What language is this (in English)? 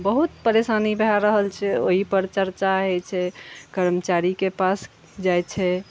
Maithili